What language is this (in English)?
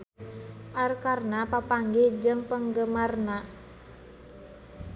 Sundanese